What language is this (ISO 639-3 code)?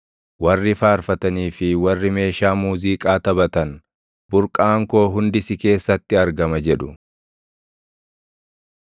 orm